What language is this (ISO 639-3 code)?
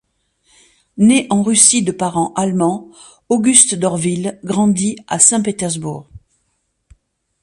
fra